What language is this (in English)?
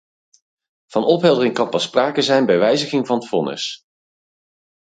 Dutch